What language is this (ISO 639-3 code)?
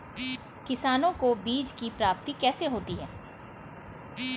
hin